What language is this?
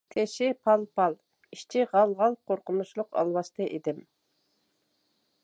Uyghur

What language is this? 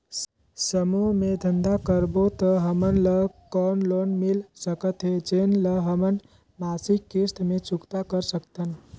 Chhattisgarhi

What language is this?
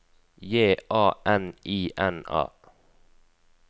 Norwegian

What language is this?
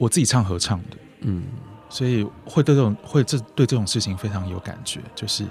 Chinese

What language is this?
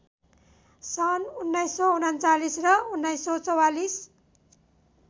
Nepali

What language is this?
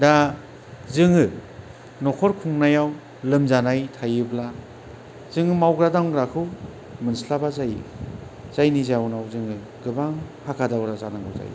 Bodo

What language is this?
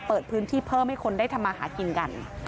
Thai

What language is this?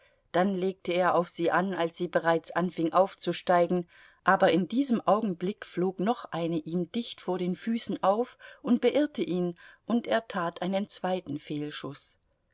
German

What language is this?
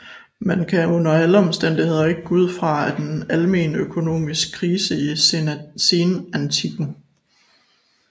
Danish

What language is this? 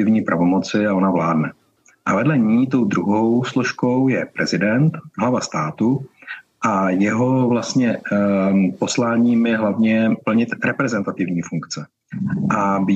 Czech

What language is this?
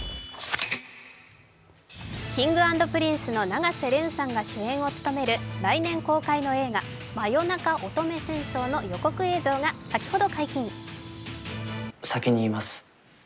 Japanese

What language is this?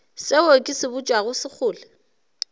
Northern Sotho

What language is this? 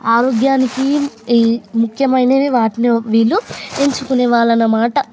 Telugu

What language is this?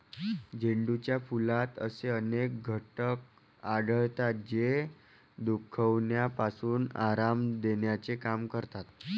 Marathi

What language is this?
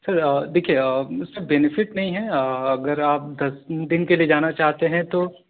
Urdu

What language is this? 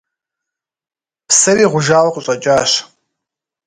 Kabardian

